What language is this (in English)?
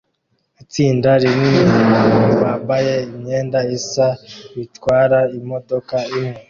Kinyarwanda